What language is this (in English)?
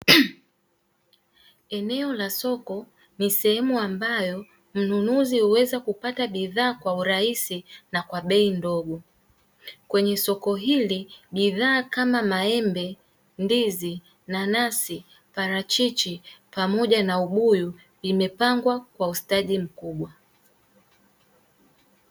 Swahili